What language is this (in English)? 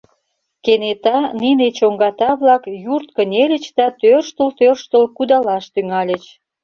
Mari